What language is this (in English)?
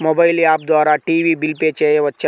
Telugu